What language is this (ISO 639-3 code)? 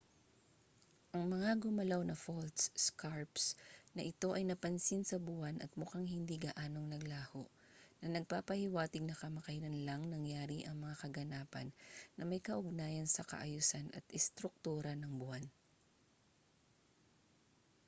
fil